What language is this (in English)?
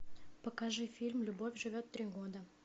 Russian